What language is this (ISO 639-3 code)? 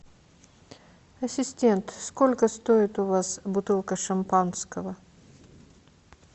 rus